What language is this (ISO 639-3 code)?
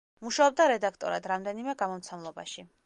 kat